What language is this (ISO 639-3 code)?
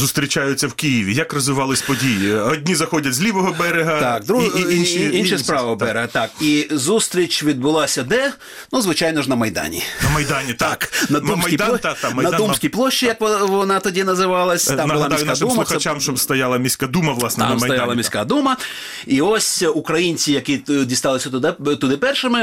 ukr